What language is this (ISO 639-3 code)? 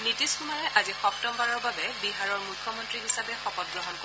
asm